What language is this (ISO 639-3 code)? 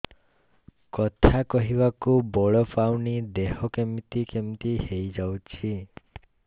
ori